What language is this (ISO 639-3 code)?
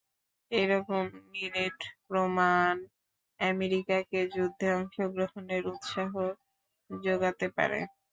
ben